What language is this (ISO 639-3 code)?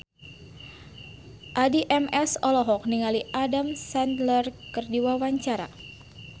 sun